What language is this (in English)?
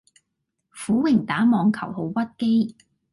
Cantonese